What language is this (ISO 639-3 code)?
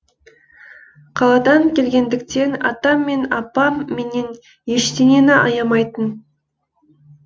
kaz